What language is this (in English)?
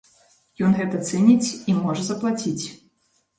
Belarusian